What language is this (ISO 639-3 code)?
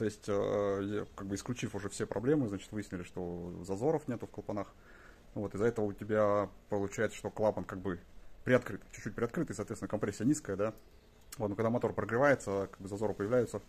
rus